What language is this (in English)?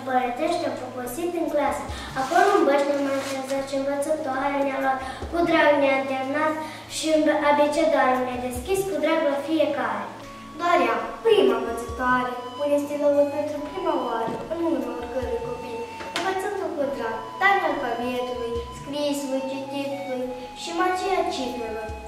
Romanian